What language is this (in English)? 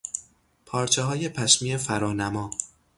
Persian